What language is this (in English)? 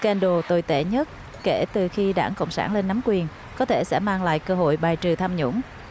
Vietnamese